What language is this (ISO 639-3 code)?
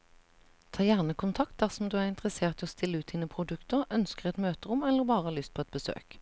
nor